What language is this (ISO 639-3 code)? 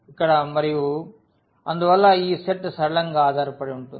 tel